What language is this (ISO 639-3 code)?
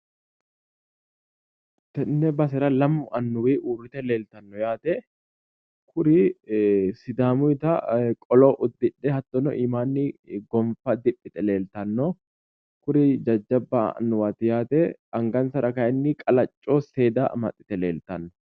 sid